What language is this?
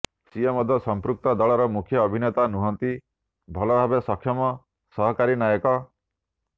Odia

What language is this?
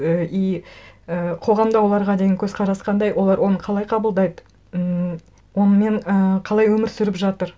Kazakh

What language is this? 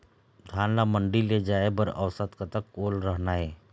Chhattisgarhi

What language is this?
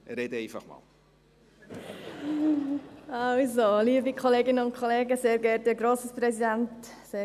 Swiss German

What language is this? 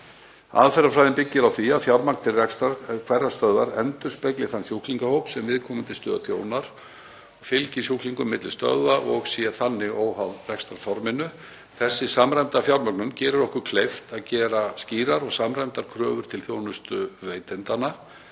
Icelandic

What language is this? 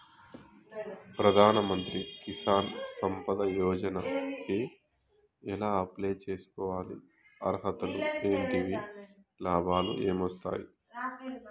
Telugu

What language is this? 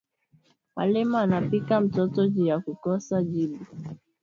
Swahili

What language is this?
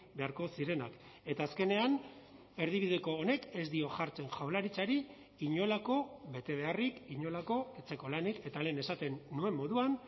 Basque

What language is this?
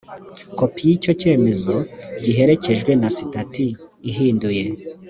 Kinyarwanda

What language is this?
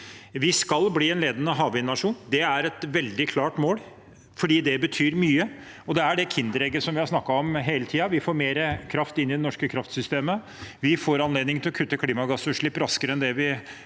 Norwegian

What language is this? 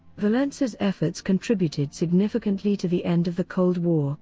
English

